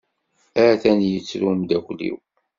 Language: Kabyle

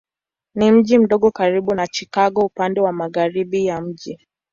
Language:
Swahili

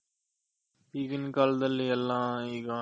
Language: Kannada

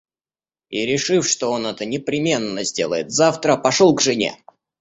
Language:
Russian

